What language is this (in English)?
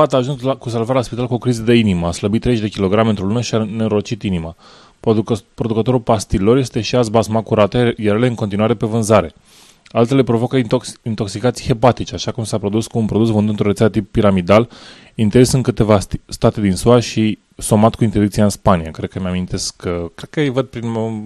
Romanian